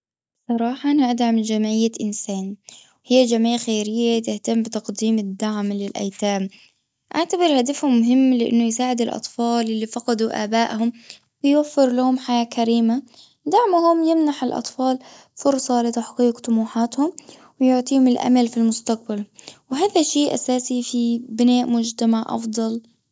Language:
Gulf Arabic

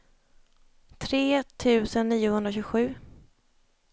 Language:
Swedish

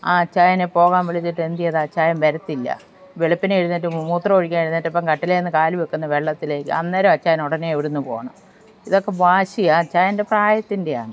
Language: Malayalam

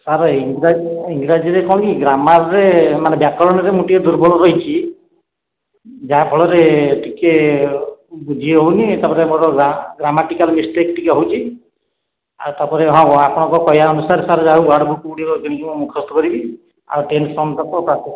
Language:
Odia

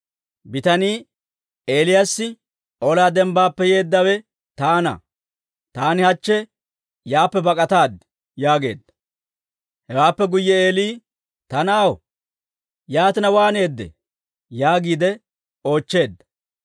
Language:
Dawro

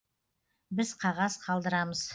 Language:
Kazakh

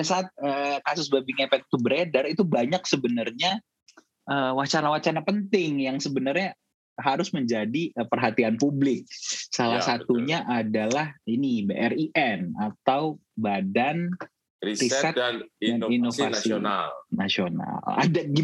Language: Indonesian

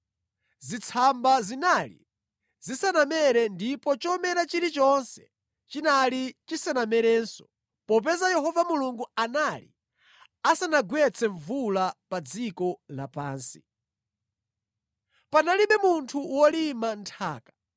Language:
Nyanja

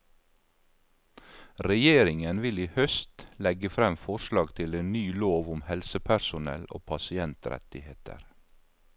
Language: Norwegian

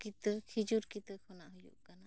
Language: Santali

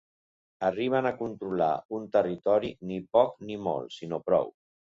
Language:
Catalan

